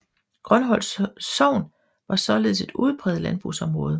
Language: Danish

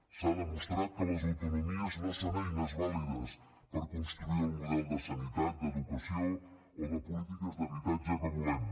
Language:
Catalan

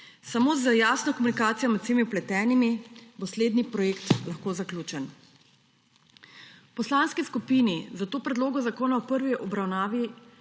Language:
Slovenian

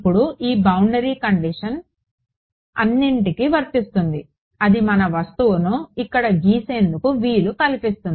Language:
Telugu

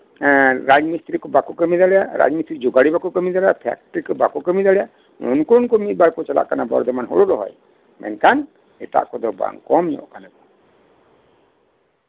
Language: Santali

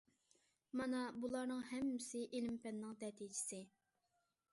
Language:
Uyghur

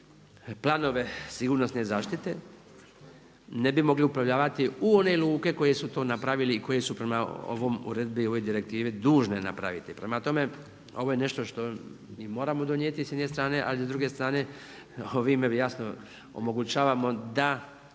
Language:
Croatian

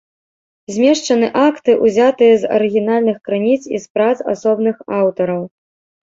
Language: Belarusian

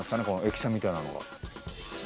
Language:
Japanese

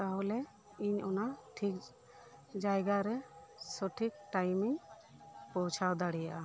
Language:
Santali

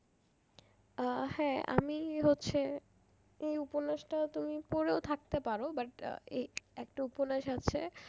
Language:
Bangla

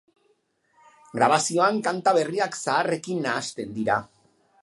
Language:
Basque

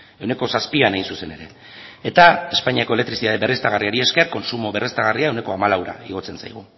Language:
Basque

